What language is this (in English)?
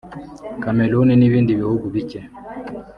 Kinyarwanda